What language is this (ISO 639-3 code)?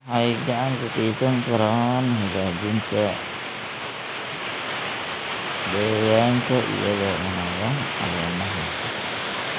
som